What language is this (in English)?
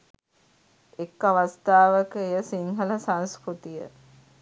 Sinhala